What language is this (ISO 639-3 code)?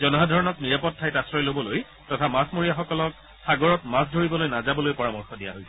asm